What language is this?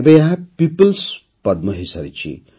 Odia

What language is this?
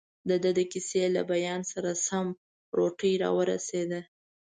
Pashto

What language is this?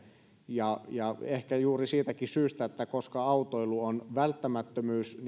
Finnish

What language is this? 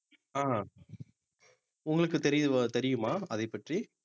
Tamil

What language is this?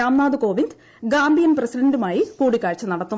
Malayalam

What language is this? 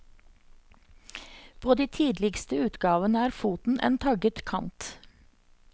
Norwegian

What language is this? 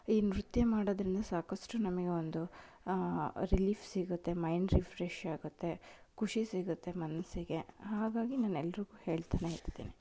Kannada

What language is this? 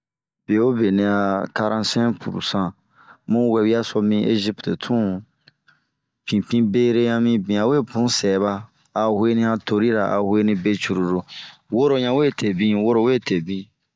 Bomu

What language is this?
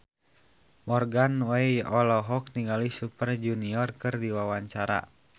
Sundanese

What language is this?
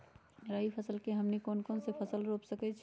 Magahi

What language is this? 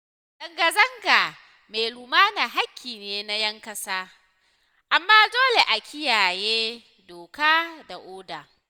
Hausa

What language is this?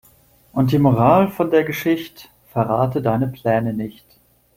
German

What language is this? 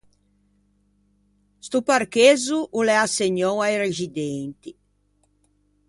Ligurian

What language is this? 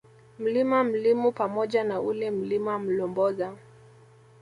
Swahili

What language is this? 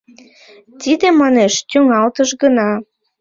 Mari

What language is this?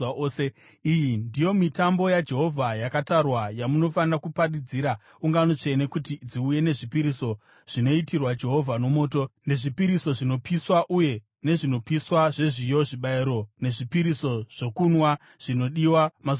Shona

